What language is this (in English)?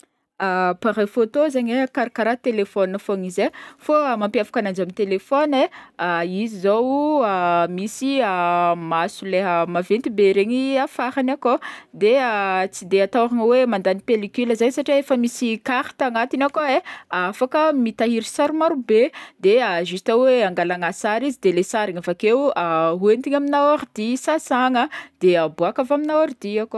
Northern Betsimisaraka Malagasy